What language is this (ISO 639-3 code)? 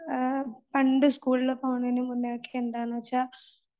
mal